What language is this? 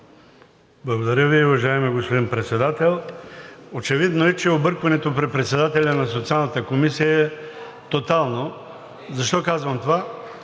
Bulgarian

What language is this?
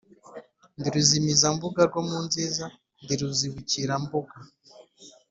Kinyarwanda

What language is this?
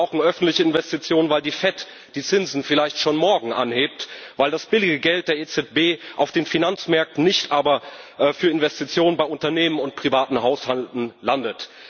German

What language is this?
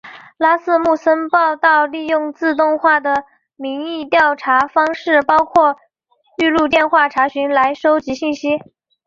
Chinese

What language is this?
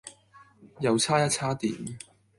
Cantonese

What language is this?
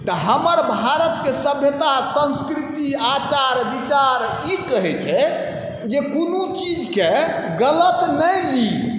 Maithili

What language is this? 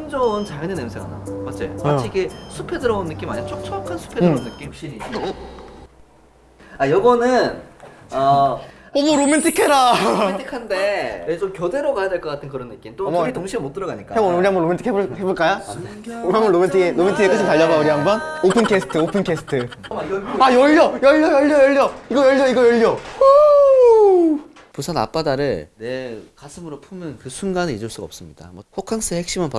Korean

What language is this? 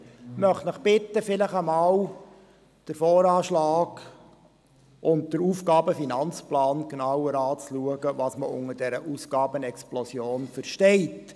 Swiss German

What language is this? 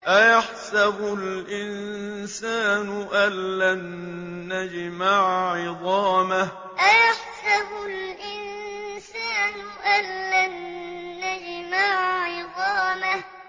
Arabic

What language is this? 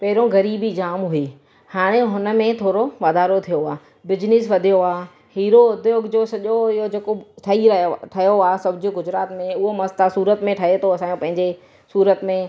Sindhi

